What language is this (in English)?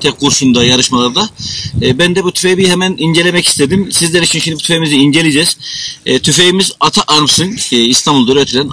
Turkish